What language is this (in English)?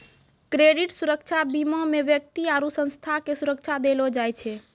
Maithili